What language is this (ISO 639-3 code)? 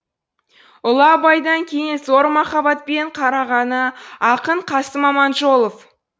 kaz